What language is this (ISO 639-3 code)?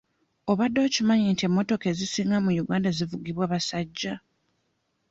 lug